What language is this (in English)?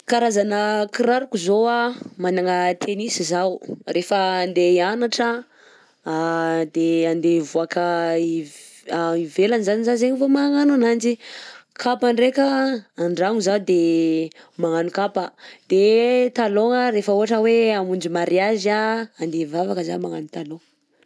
Southern Betsimisaraka Malagasy